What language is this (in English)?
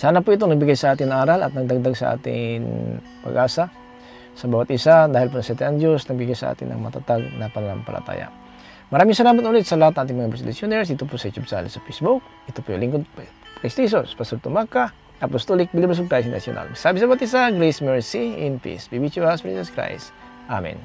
Filipino